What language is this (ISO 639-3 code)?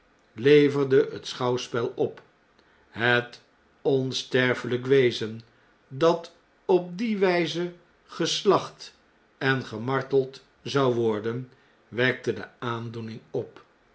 nld